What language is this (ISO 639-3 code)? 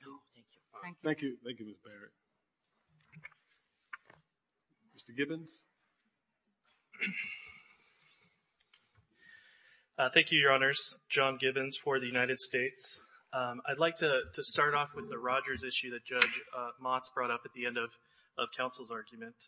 eng